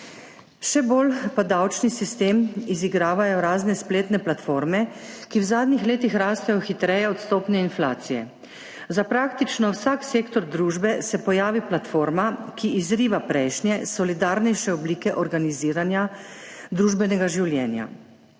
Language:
Slovenian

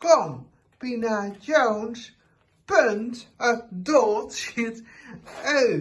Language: Dutch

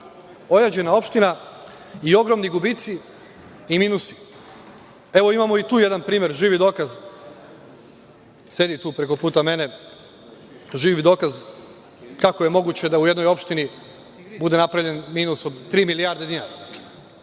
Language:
Serbian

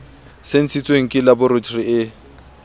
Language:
Southern Sotho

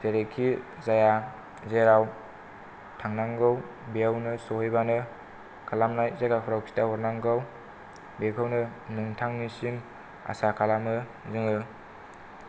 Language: Bodo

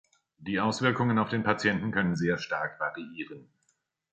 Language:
German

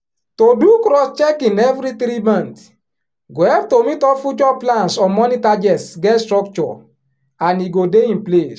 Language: Nigerian Pidgin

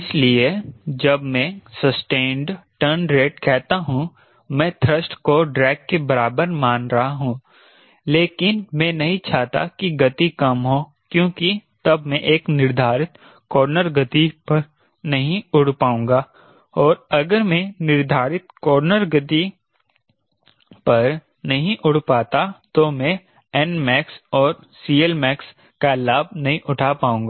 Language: Hindi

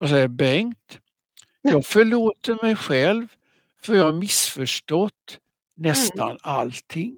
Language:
Swedish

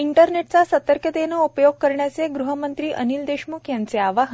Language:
Marathi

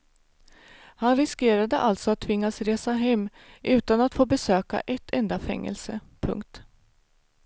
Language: Swedish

